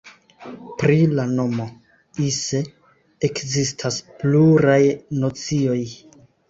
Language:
Esperanto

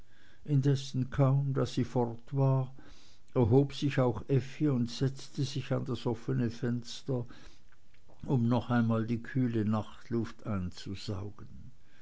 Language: German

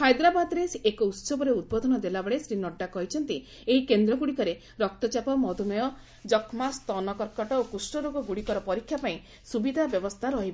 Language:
Odia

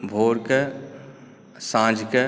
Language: Maithili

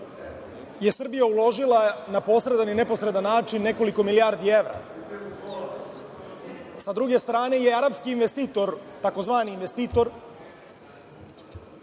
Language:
Serbian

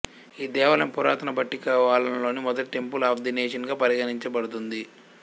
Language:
Telugu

